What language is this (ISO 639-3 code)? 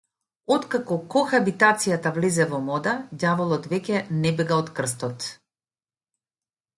mkd